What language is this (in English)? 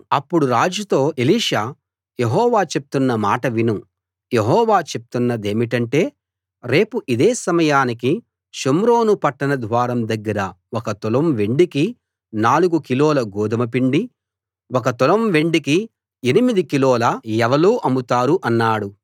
Telugu